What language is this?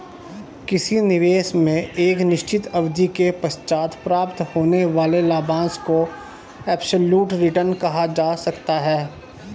Hindi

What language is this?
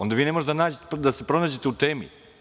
Serbian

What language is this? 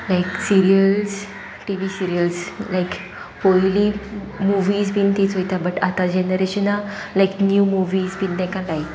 Konkani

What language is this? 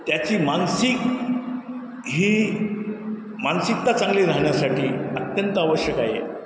Marathi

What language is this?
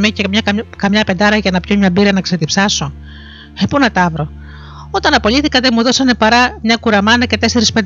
Greek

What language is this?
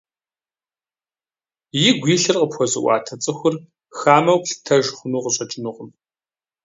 Kabardian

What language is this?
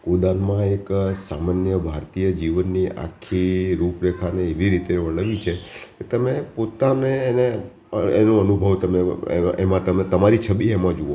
Gujarati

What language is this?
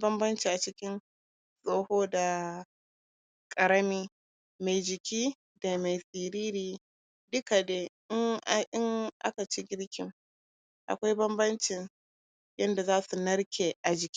Hausa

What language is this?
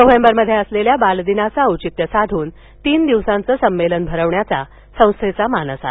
Marathi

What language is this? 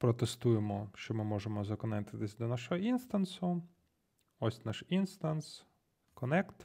Ukrainian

